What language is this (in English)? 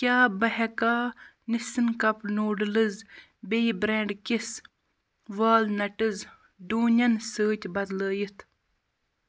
Kashmiri